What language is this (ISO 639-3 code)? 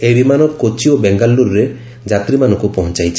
ori